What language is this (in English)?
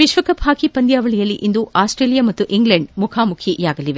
Kannada